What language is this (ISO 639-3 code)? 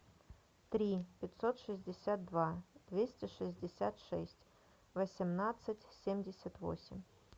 rus